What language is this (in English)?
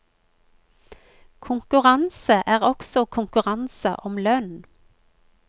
Norwegian